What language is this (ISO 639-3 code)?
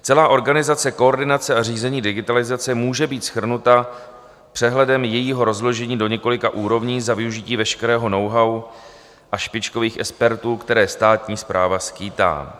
ces